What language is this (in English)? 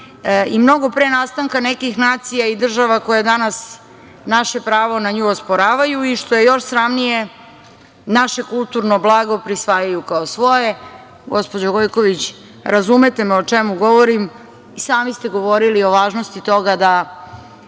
Serbian